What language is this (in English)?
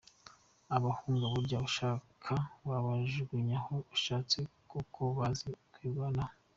Kinyarwanda